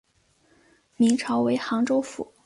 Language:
Chinese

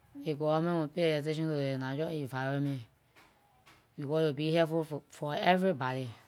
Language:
Liberian English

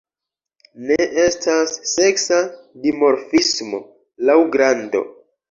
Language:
Esperanto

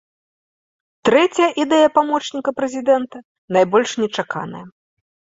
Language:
Belarusian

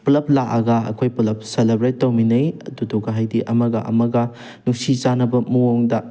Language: Manipuri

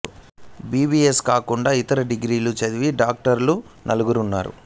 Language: Telugu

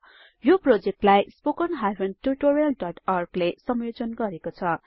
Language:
Nepali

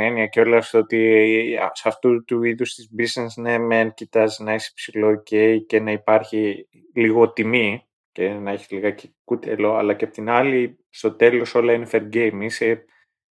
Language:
Greek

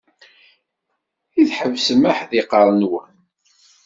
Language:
Kabyle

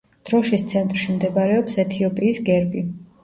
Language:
Georgian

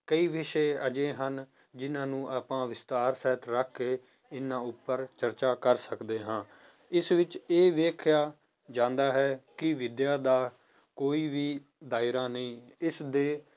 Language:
Punjabi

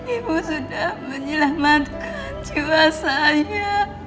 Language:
Indonesian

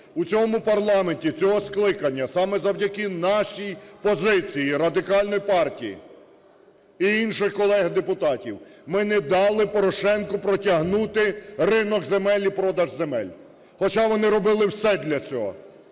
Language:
Ukrainian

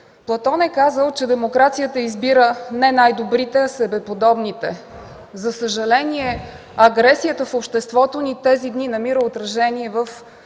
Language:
Bulgarian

